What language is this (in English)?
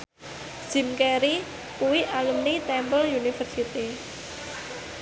Javanese